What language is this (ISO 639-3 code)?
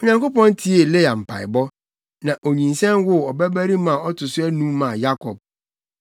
aka